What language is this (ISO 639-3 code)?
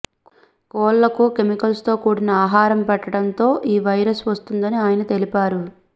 tel